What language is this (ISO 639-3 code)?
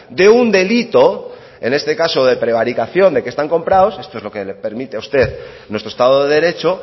spa